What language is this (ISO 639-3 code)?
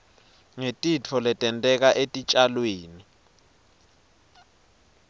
ssw